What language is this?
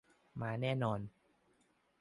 Thai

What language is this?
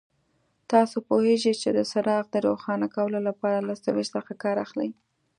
Pashto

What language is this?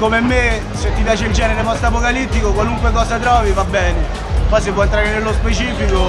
Italian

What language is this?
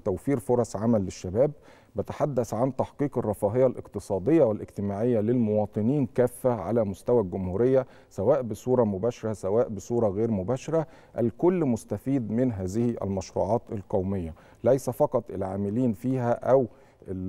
Arabic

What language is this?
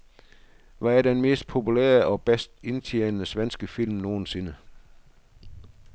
Danish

